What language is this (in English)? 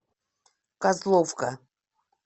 Russian